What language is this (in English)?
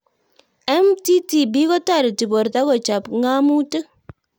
Kalenjin